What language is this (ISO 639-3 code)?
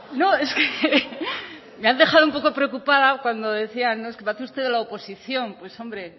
spa